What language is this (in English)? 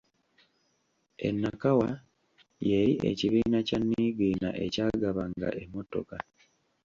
Ganda